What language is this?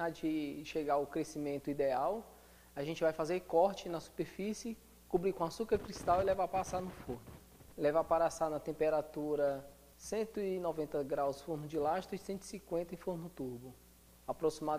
Portuguese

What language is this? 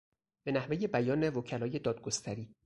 Persian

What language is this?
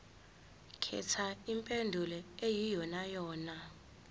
Zulu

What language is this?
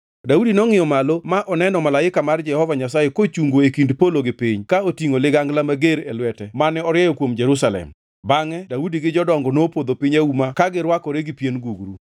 Luo (Kenya and Tanzania)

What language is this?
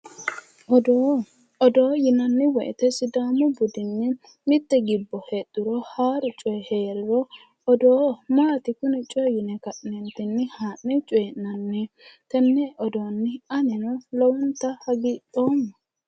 Sidamo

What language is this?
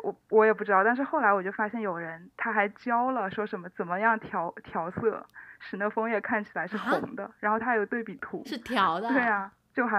Chinese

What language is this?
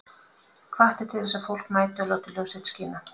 Icelandic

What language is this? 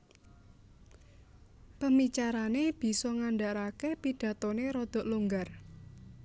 Javanese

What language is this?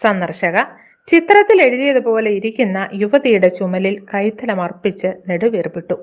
Malayalam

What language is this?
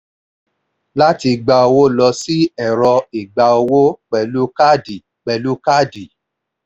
Yoruba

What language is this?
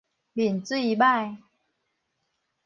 Min Nan Chinese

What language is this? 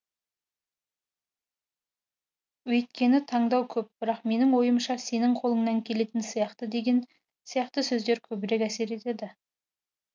Kazakh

